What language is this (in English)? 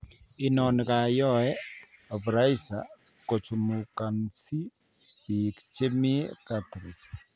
Kalenjin